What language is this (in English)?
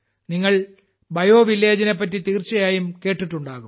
Malayalam